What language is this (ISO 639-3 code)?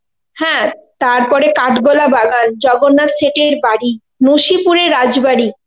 ben